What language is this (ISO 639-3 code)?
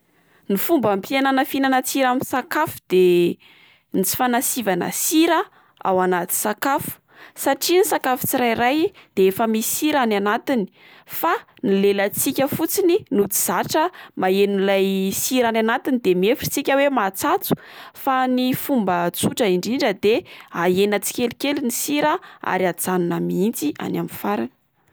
mlg